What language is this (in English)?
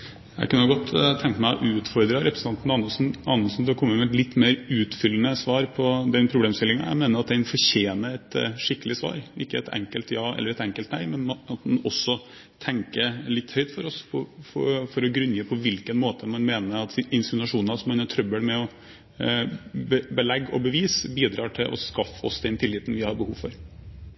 Norwegian